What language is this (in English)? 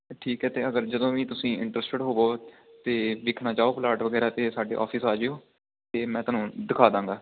Punjabi